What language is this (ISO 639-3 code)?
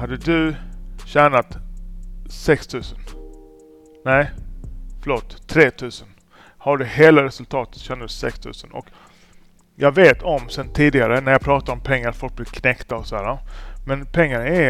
swe